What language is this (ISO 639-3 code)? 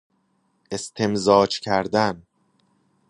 fas